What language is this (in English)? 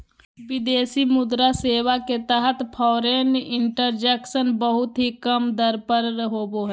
Magahi